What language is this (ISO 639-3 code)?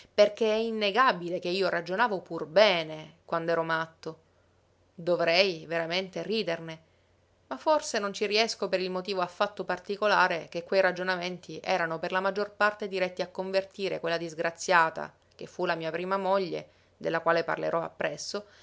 ita